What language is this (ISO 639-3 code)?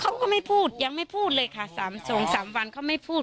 tha